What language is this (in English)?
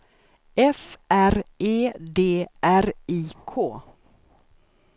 Swedish